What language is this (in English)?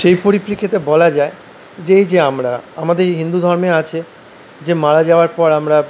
Bangla